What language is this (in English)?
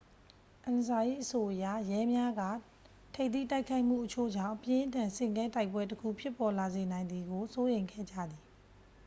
Burmese